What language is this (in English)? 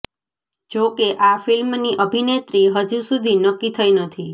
Gujarati